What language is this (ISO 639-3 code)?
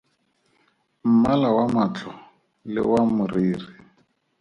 tsn